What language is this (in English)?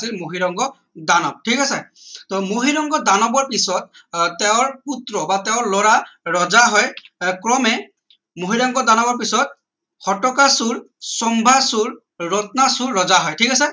Assamese